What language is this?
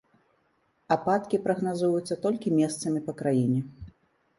Belarusian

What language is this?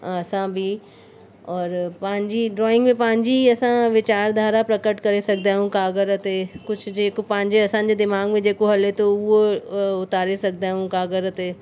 Sindhi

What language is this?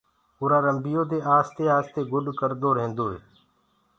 Gurgula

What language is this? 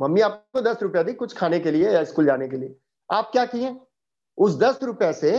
Hindi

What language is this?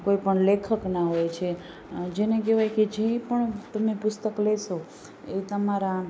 Gujarati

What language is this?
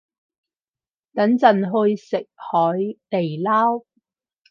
Cantonese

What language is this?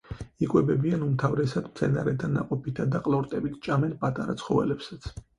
Georgian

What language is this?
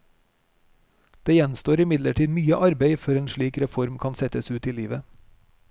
Norwegian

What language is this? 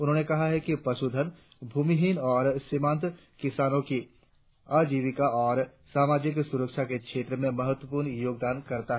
Hindi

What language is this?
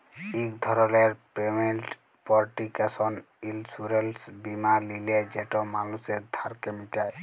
Bangla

